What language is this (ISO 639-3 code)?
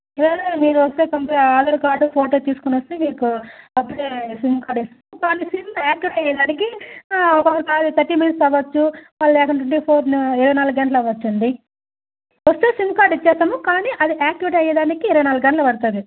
tel